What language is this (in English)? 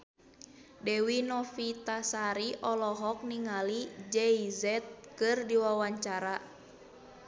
Sundanese